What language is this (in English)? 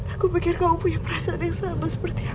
Indonesian